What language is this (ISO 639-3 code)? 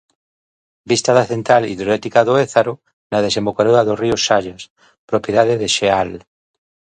glg